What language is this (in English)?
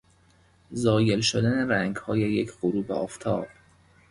Persian